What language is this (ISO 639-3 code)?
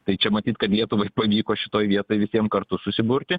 lit